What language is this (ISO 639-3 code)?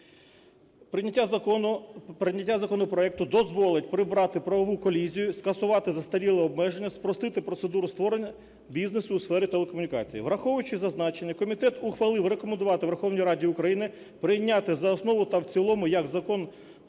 ukr